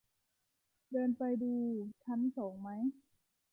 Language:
Thai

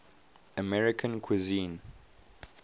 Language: English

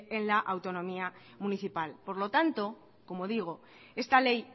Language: Spanish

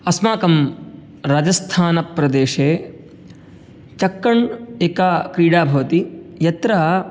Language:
Sanskrit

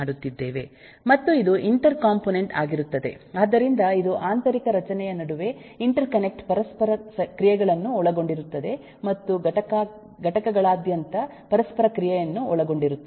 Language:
Kannada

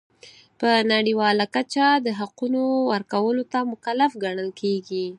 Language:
Pashto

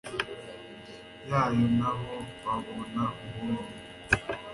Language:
Kinyarwanda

